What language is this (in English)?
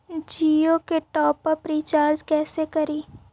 Magahi